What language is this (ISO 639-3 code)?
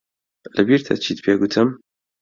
ckb